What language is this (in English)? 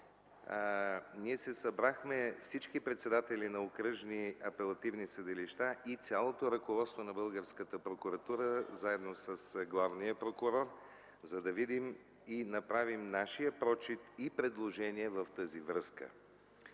Bulgarian